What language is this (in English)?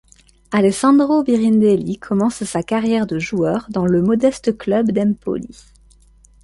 French